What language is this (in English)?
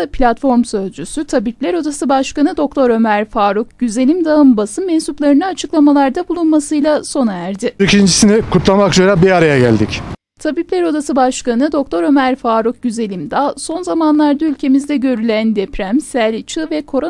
Turkish